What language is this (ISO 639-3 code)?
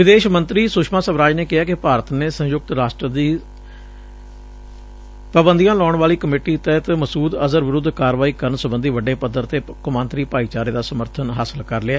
pan